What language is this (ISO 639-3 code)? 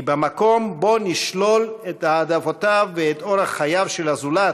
heb